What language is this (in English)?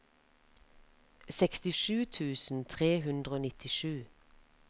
Norwegian